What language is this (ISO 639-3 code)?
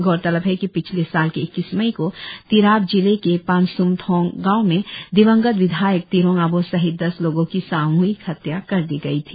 hin